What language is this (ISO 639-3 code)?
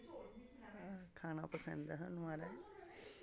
doi